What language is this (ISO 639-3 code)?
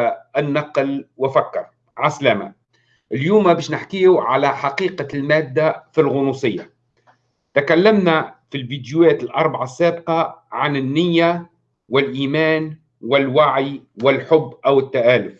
ara